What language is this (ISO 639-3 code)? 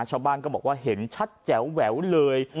tha